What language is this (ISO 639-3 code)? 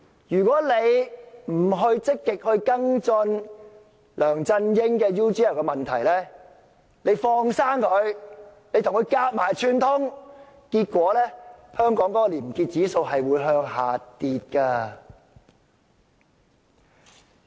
yue